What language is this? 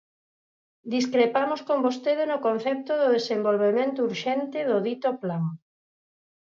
Galician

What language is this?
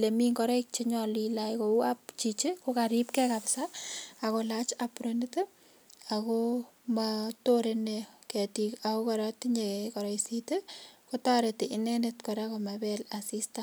Kalenjin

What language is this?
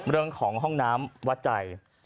Thai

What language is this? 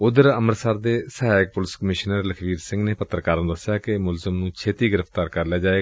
Punjabi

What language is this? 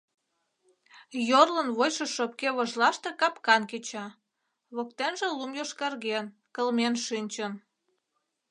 Mari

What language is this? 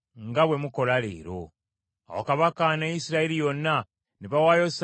Ganda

